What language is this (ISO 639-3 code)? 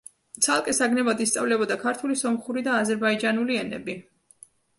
kat